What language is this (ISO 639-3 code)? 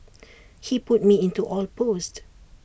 eng